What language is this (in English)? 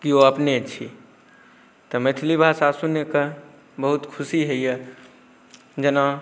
Maithili